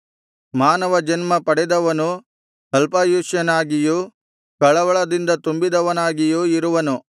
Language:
Kannada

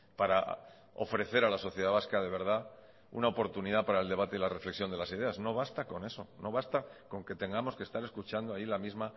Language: Spanish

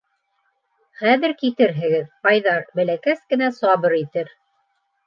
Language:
Bashkir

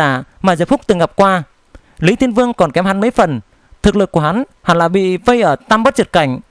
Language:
Vietnamese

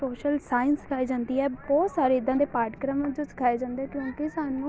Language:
Punjabi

